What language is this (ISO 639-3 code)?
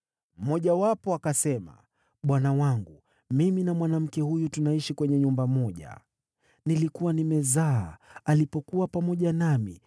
swa